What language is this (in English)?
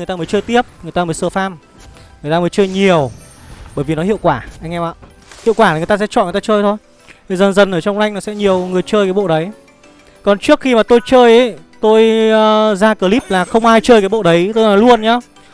Vietnamese